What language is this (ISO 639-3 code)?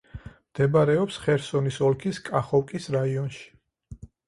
kat